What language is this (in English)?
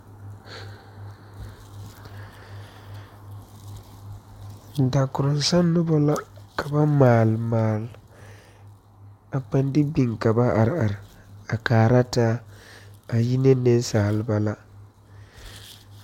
Southern Dagaare